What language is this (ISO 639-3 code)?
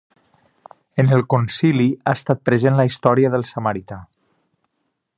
cat